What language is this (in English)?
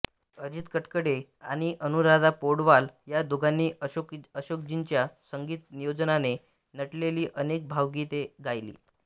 Marathi